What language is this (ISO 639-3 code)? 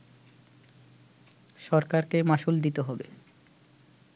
ben